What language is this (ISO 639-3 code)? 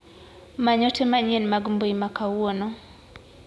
luo